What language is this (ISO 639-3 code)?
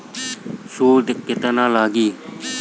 bho